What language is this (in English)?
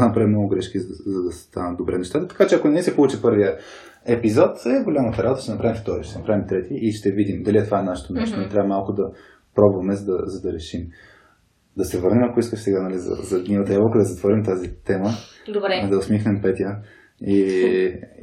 Bulgarian